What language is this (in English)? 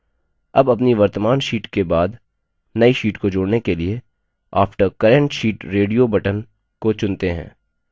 Hindi